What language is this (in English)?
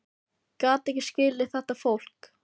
Icelandic